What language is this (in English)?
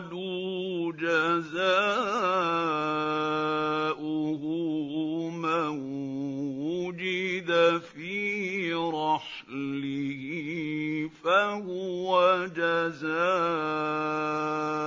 Arabic